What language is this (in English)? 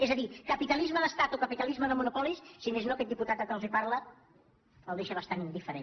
Catalan